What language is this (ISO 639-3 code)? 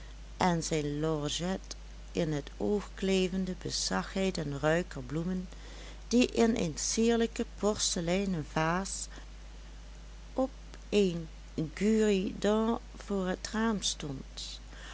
nld